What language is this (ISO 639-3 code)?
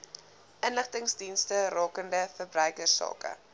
afr